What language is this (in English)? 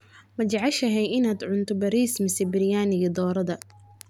Somali